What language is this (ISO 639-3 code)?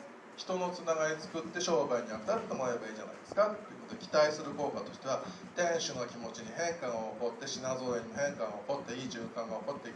jpn